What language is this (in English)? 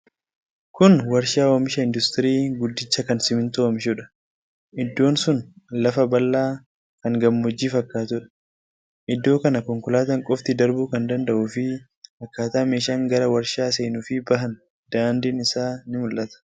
Oromo